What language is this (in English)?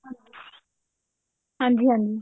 Punjabi